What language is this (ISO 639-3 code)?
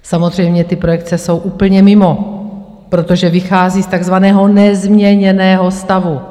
ces